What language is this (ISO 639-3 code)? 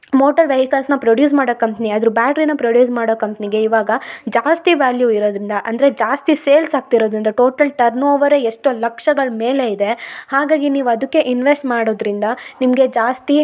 kan